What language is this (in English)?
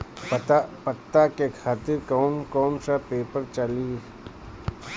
Bhojpuri